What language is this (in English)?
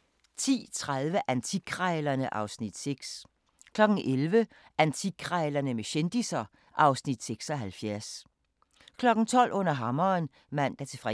Danish